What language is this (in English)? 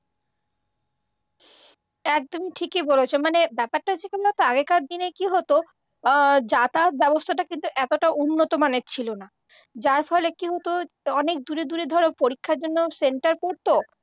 Bangla